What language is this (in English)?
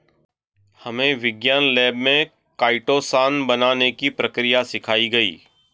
Hindi